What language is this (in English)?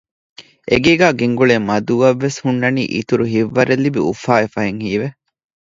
Divehi